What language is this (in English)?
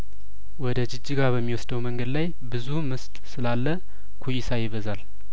Amharic